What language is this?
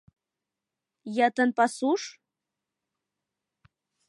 Mari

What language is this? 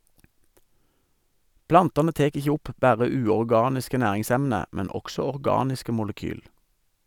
Norwegian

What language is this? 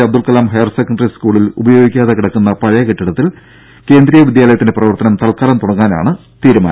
Malayalam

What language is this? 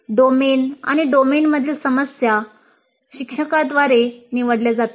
Marathi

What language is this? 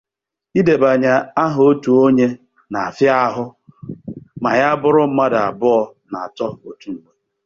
Igbo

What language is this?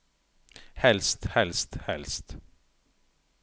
Norwegian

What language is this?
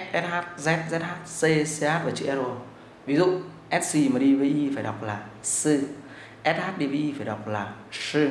Vietnamese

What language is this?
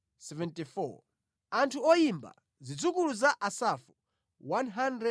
Nyanja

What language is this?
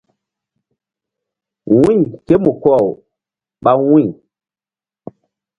Mbum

